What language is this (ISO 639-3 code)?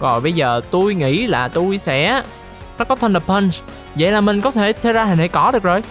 vie